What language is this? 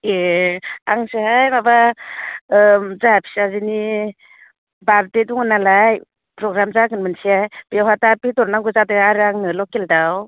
Bodo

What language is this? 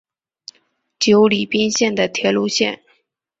Chinese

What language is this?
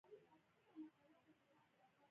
Pashto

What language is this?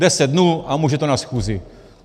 Czech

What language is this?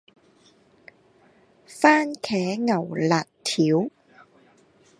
Cantonese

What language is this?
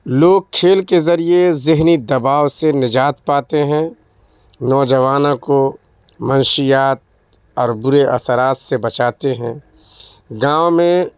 Urdu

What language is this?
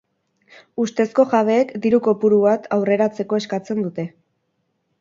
Basque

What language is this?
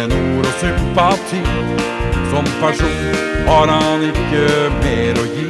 Swedish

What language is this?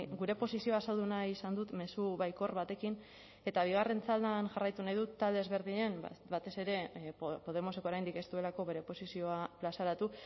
Basque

